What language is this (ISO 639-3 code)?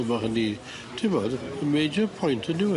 cym